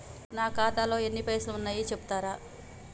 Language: Telugu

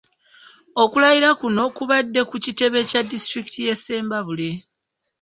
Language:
Ganda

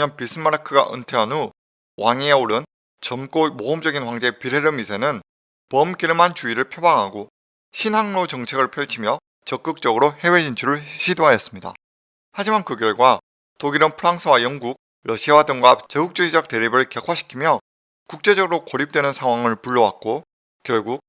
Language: Korean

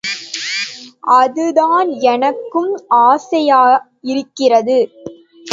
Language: Tamil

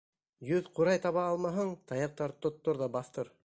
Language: Bashkir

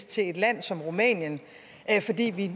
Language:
Danish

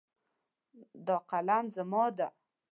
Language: Pashto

